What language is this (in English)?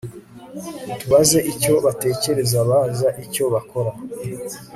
Kinyarwanda